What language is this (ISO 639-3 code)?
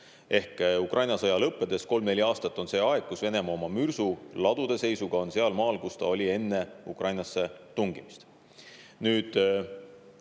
est